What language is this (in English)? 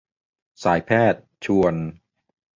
Thai